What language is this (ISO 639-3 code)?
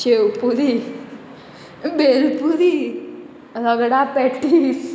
kok